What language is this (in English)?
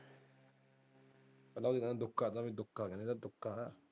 Punjabi